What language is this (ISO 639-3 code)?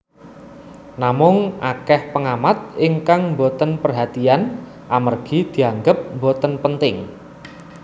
jav